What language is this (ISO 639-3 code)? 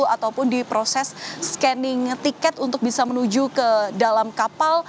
ind